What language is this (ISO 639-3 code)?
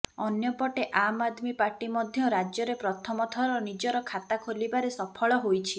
ori